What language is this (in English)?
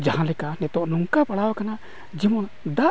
Santali